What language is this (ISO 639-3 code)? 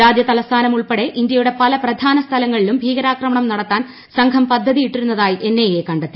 mal